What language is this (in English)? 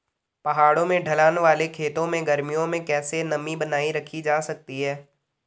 Hindi